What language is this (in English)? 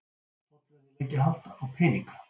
Icelandic